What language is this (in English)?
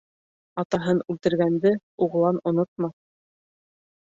Bashkir